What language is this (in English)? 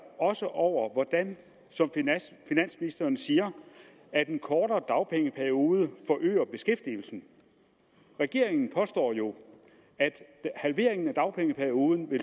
Danish